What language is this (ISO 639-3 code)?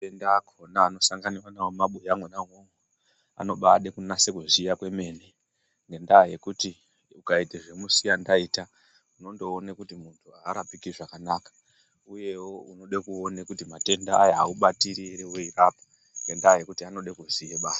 ndc